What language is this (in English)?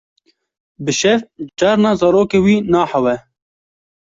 Kurdish